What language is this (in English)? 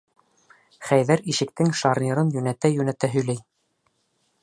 Bashkir